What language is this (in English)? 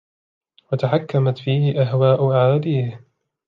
Arabic